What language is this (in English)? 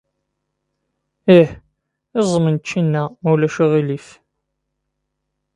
Kabyle